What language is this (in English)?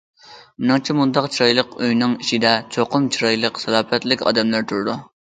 Uyghur